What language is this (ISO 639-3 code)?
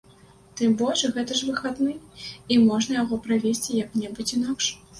bel